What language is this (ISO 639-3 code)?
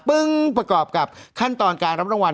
tha